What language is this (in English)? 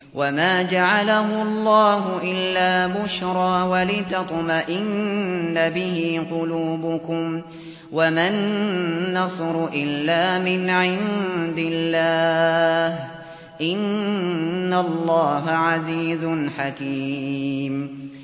Arabic